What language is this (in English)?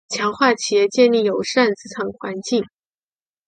Chinese